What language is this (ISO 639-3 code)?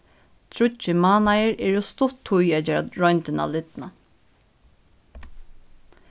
fao